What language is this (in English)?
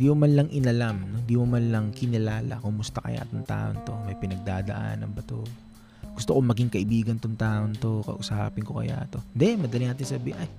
Filipino